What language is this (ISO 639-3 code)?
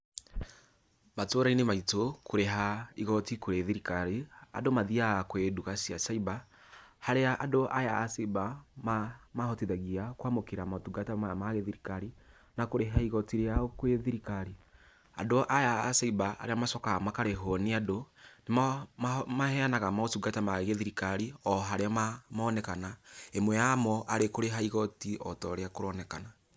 kik